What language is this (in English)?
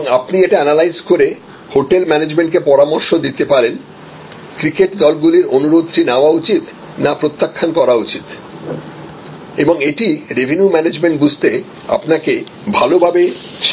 Bangla